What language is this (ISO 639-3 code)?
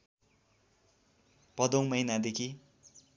nep